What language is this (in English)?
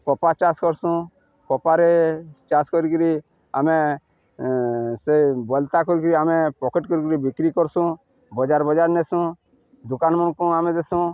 Odia